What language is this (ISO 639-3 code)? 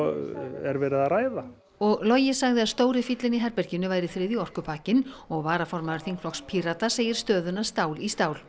isl